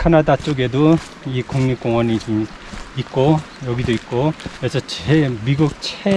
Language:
Korean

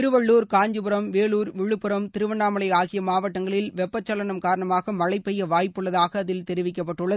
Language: Tamil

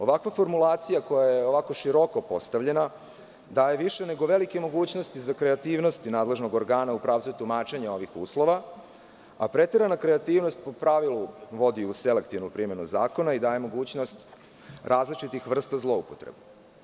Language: Serbian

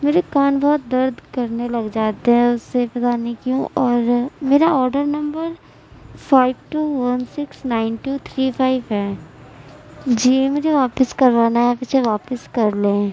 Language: Urdu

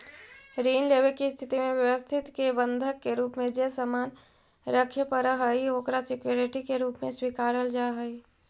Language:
Magahi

